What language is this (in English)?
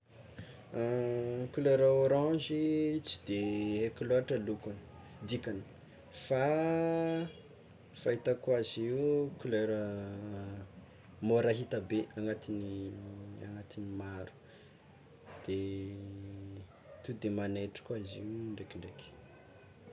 Tsimihety Malagasy